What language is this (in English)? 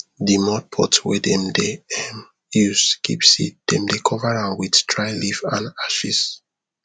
Nigerian Pidgin